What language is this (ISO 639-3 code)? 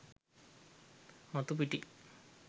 sin